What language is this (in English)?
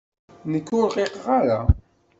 Kabyle